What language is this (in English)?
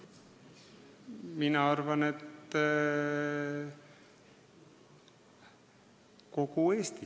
Estonian